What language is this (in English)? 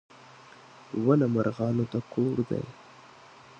Pashto